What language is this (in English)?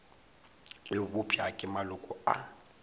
Northern Sotho